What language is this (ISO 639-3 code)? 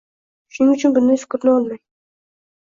uzb